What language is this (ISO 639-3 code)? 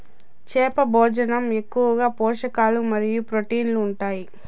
tel